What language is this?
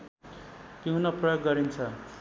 Nepali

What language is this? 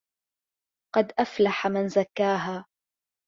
Arabic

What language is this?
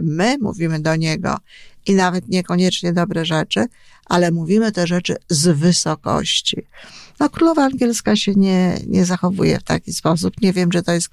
Polish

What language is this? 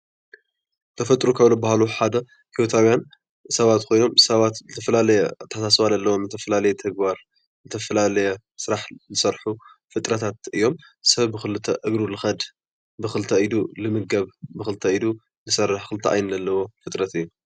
Tigrinya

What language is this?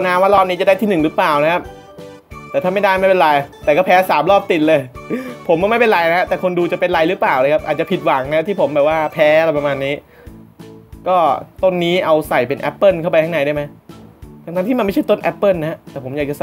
Thai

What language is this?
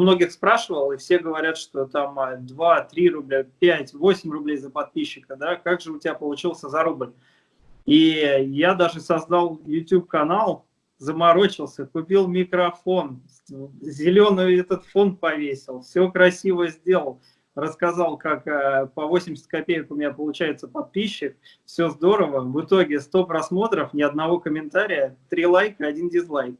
Russian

